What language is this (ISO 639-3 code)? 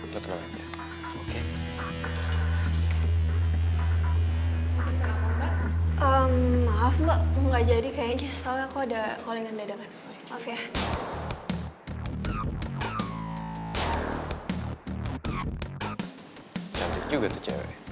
ind